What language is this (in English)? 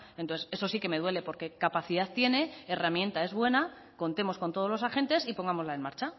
Spanish